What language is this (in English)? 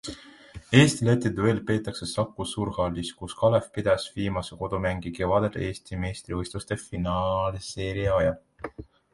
Estonian